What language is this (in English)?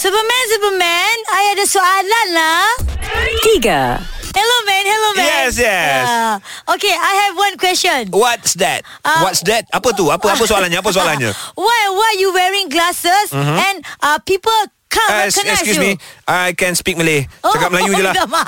Malay